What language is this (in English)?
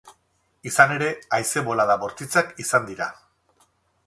Basque